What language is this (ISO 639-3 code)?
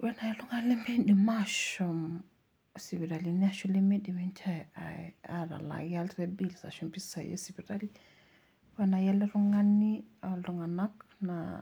mas